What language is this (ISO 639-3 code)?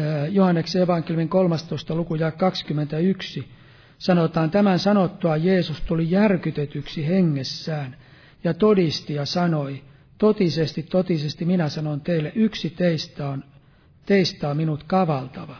fin